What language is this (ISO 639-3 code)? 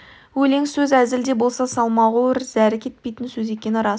kaz